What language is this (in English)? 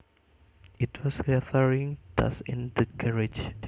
Javanese